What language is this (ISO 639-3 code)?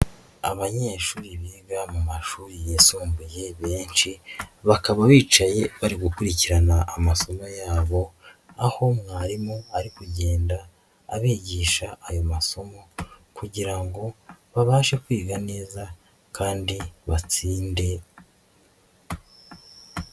kin